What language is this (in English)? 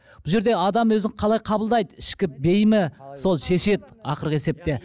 Kazakh